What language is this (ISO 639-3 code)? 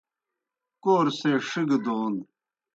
plk